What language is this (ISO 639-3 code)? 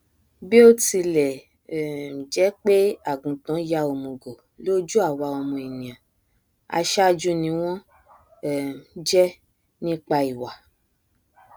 yor